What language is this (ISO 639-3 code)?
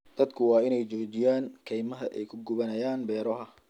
som